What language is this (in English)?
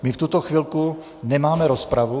Czech